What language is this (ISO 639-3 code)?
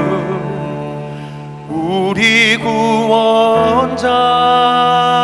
kor